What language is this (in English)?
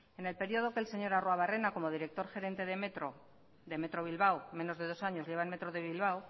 Spanish